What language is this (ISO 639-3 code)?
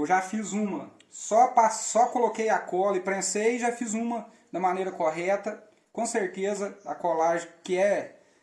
por